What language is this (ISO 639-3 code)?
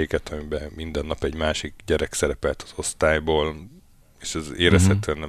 hun